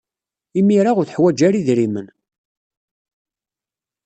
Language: Kabyle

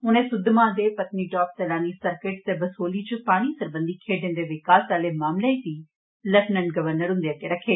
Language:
Dogri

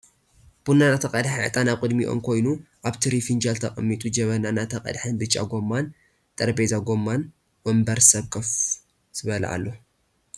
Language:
Tigrinya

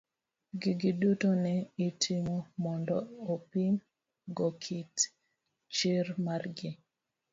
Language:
Luo (Kenya and Tanzania)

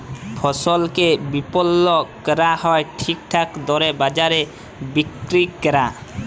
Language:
Bangla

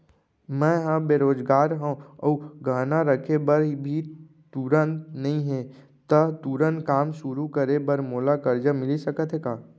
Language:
Chhattisgarhi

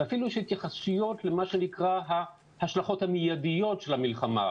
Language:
Hebrew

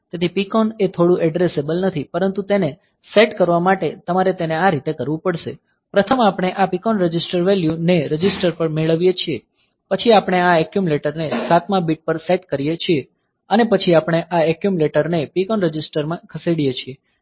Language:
Gujarati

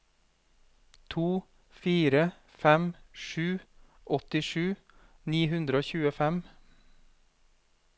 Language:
Norwegian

